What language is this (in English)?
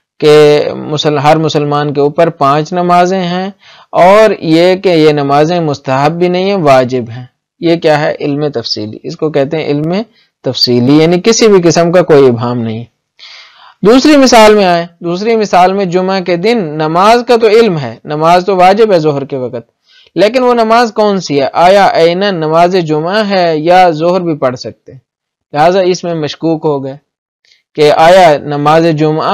Arabic